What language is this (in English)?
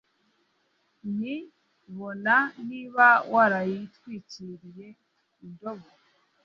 Kinyarwanda